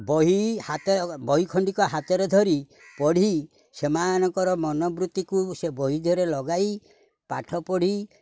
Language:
Odia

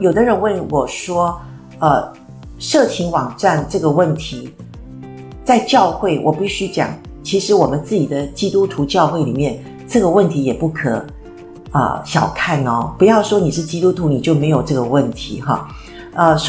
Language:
Chinese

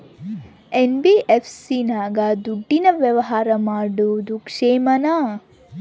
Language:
Kannada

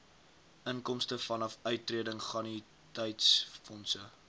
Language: Afrikaans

